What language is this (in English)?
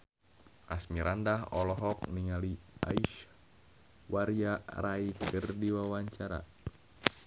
Sundanese